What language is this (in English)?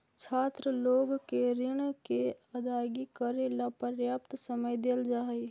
Magahi